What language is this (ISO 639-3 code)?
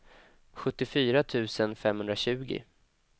swe